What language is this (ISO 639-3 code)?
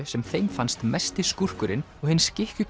isl